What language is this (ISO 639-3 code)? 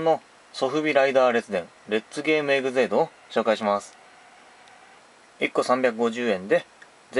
jpn